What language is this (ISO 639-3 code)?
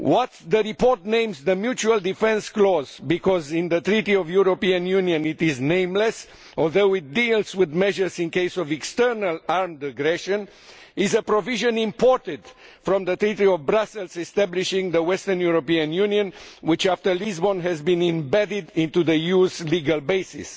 eng